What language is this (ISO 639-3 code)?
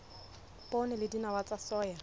sot